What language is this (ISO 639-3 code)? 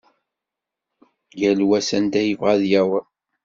kab